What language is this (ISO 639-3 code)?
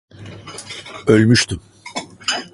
tur